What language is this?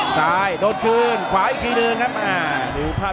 Thai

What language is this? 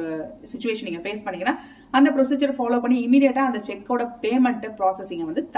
Tamil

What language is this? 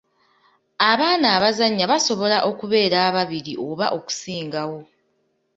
Ganda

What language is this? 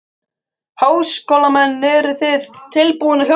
Icelandic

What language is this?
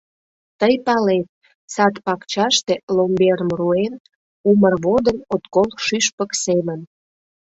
Mari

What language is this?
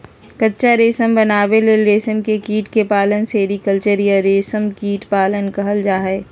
Magahi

